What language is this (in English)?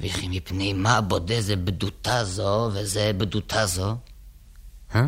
Hebrew